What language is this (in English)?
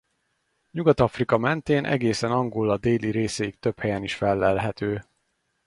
Hungarian